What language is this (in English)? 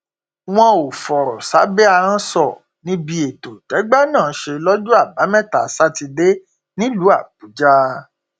Yoruba